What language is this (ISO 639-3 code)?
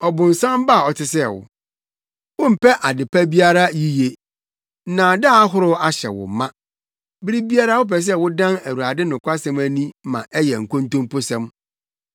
aka